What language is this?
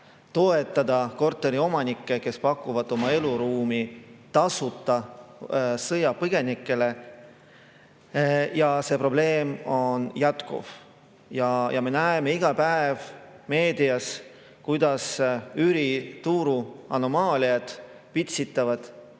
Estonian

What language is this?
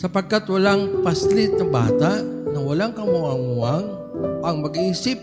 Filipino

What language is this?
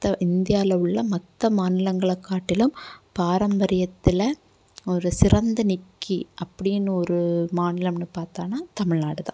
Tamil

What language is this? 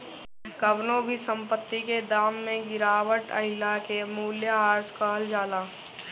Bhojpuri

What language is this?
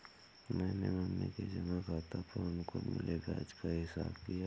Hindi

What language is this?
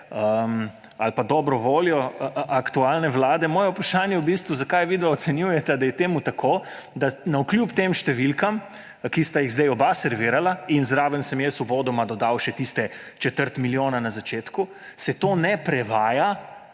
Slovenian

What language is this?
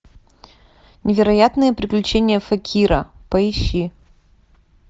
Russian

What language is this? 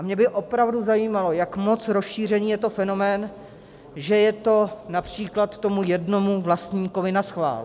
Czech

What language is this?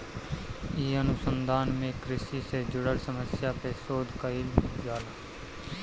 Bhojpuri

